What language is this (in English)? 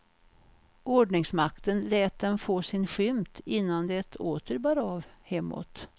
Swedish